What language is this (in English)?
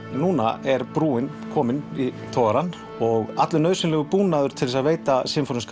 Icelandic